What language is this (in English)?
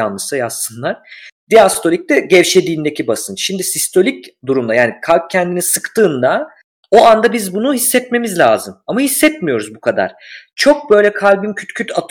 Turkish